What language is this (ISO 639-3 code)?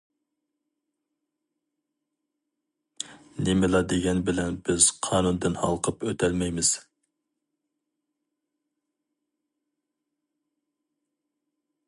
uig